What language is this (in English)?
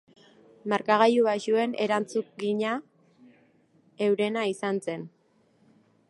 Basque